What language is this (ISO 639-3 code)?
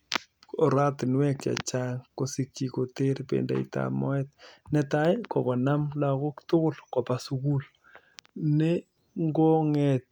kln